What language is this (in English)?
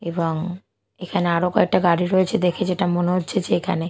Bangla